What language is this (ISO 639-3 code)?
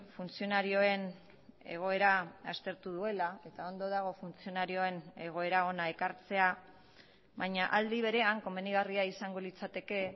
eus